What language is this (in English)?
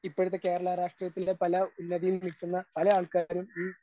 Malayalam